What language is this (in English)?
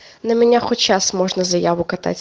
Russian